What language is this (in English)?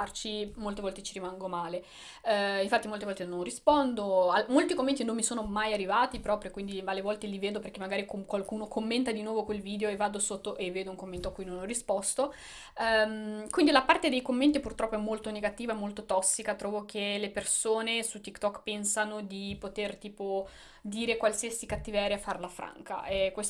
Italian